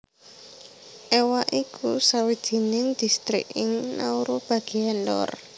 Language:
Javanese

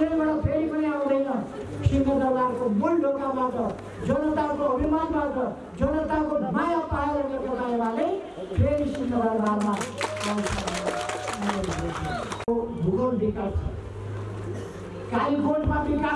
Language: Nepali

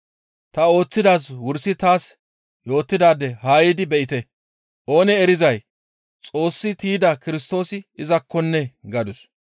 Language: Gamo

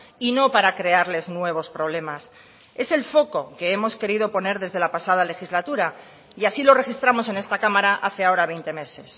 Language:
Spanish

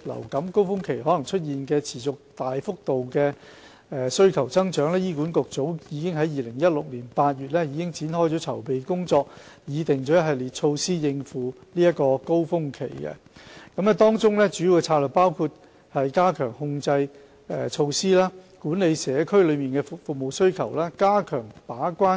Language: Cantonese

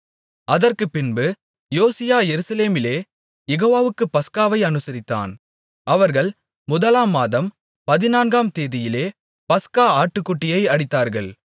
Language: Tamil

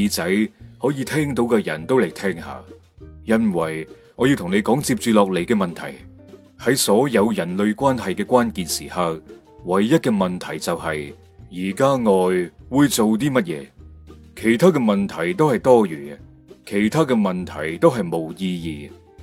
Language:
Chinese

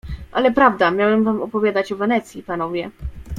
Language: Polish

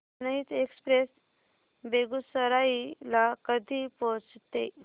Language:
Marathi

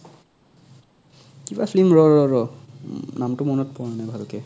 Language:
Assamese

